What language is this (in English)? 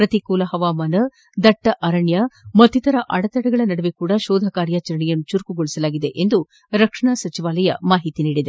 Kannada